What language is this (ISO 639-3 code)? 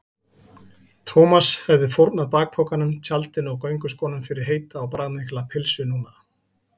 isl